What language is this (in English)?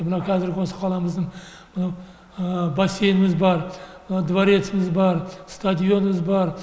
Kazakh